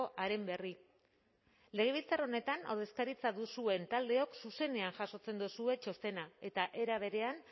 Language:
Basque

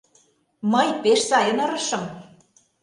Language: Mari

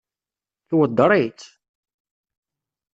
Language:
Kabyle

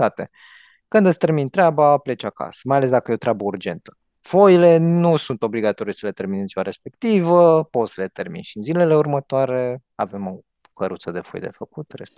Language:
Romanian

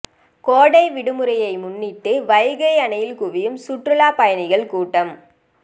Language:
Tamil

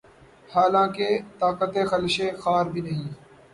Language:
Urdu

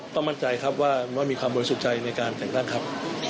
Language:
Thai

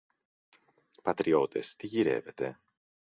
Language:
Greek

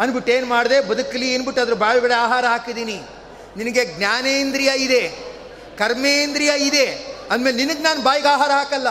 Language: Kannada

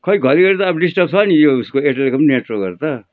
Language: Nepali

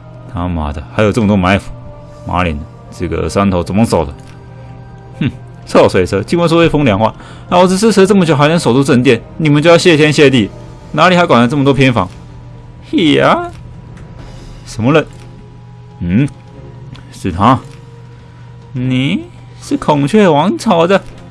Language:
Chinese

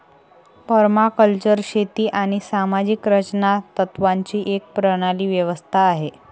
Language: Marathi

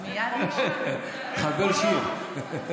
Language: Hebrew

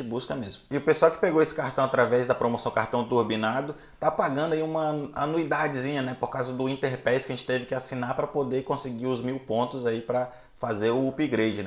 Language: Portuguese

